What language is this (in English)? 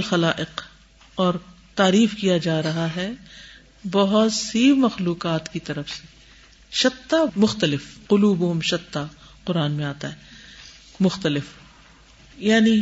Urdu